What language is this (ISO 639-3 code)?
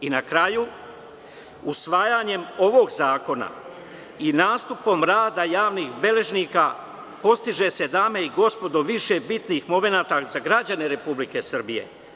srp